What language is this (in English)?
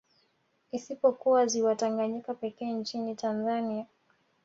Swahili